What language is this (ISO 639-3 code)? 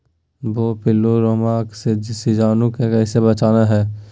mag